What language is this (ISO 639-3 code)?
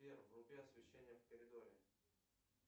rus